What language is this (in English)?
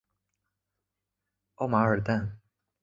Chinese